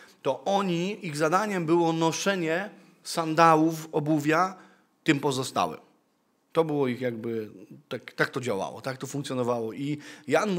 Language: Polish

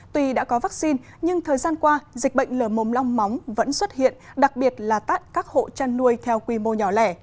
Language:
Vietnamese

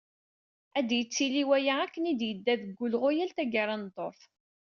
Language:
Kabyle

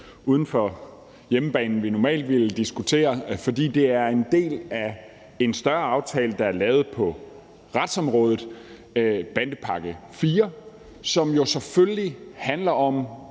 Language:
Danish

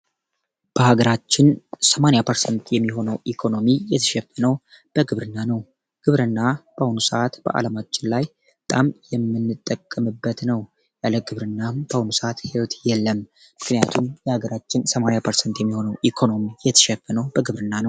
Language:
Amharic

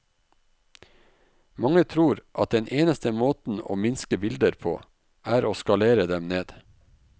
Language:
Norwegian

